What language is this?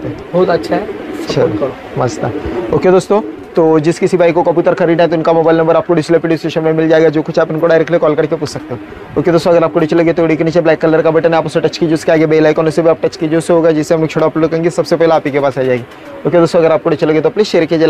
Hindi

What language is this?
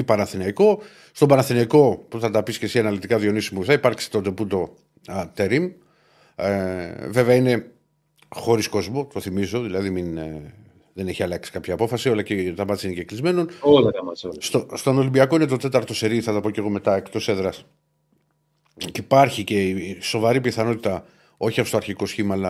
Greek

